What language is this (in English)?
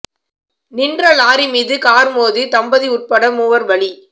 Tamil